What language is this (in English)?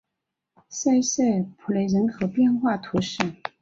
Chinese